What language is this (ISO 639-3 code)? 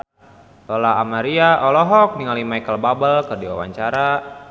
sun